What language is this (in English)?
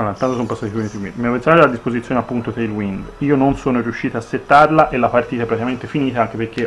Italian